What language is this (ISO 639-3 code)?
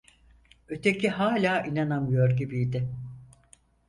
tur